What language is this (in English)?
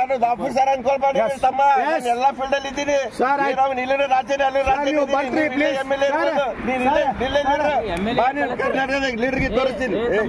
Kannada